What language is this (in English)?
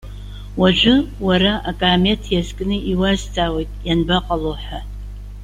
Abkhazian